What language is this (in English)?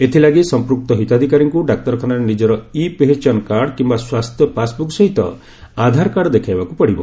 Odia